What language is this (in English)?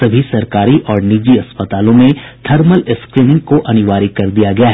Hindi